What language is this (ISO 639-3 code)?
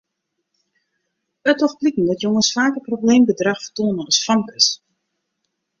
fry